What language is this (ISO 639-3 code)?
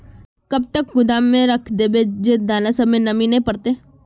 mag